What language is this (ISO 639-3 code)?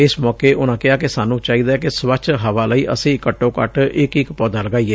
pan